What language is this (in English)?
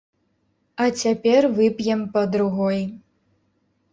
Belarusian